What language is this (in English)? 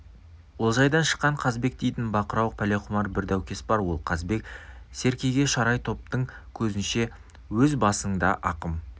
Kazakh